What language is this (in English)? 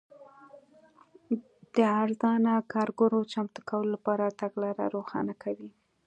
Pashto